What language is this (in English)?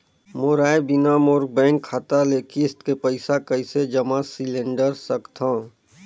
Chhattisgarhi